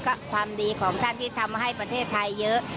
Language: Thai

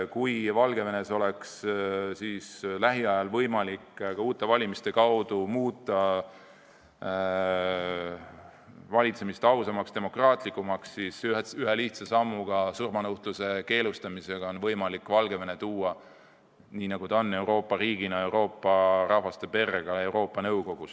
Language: Estonian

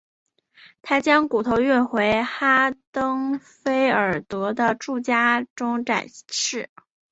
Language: Chinese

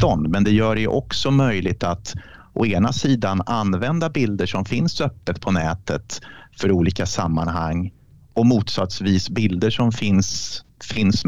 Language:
Swedish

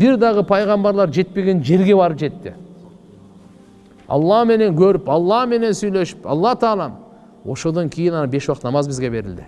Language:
Turkish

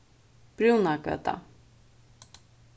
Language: Faroese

